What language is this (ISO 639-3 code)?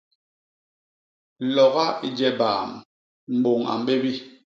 bas